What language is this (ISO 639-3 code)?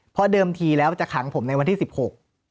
tha